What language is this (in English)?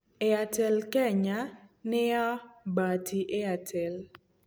Kikuyu